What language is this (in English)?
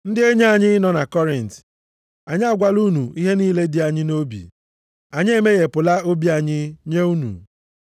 Igbo